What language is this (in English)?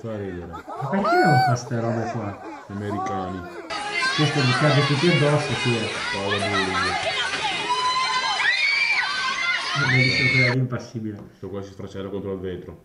Italian